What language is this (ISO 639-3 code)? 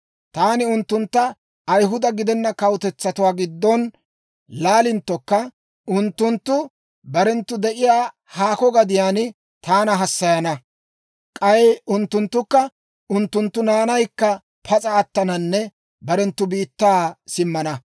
dwr